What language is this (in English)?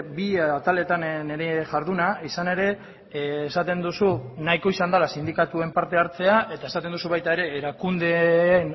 Basque